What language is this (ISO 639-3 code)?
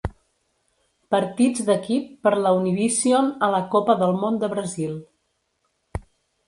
cat